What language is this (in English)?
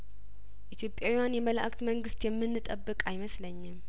Amharic